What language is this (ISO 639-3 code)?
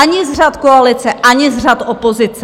ces